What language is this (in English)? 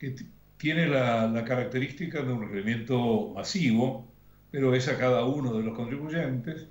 Spanish